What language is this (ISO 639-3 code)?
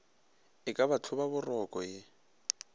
nso